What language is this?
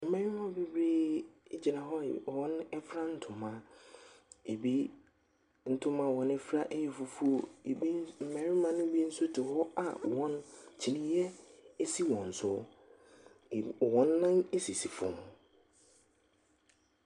Akan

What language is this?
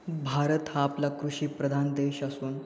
Marathi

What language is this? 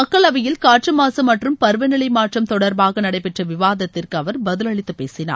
Tamil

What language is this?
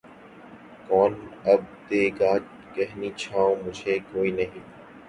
Urdu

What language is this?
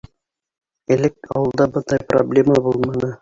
Bashkir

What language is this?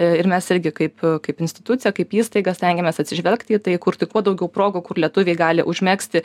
Lithuanian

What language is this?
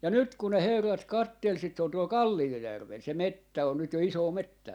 Finnish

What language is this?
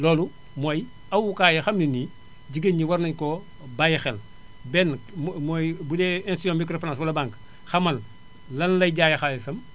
Wolof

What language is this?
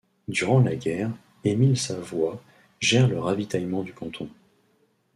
French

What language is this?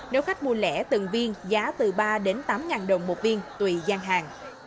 Vietnamese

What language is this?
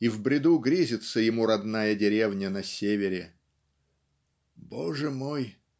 Russian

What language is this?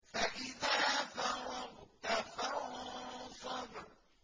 Arabic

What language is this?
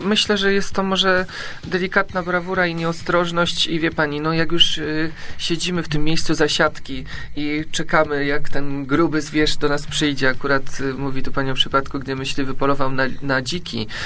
Polish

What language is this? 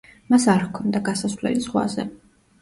Georgian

